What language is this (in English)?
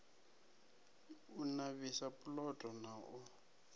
Venda